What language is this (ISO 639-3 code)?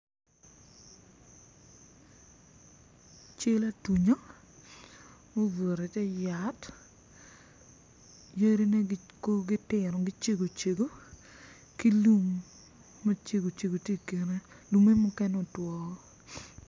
ach